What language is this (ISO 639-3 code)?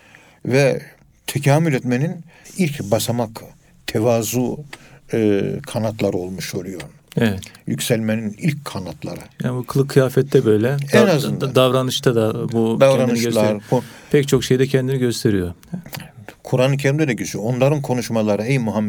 tur